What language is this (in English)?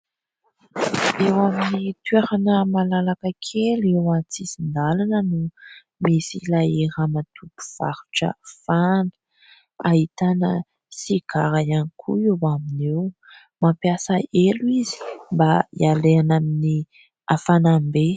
Malagasy